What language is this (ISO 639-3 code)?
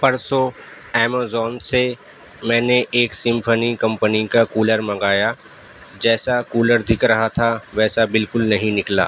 urd